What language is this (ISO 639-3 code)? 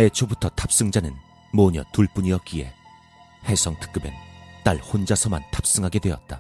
kor